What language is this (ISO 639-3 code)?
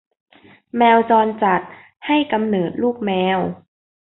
tha